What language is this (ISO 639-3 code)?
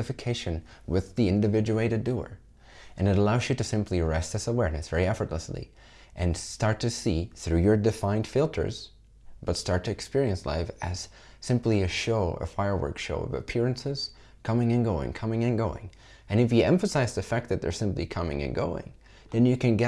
eng